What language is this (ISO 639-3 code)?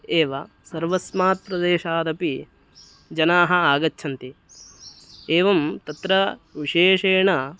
san